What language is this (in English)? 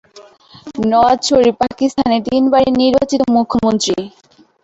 Bangla